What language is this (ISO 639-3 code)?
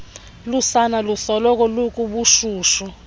xho